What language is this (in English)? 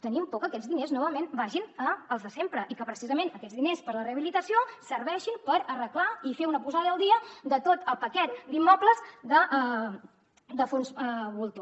Catalan